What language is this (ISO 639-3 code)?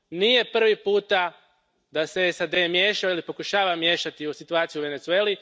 hrv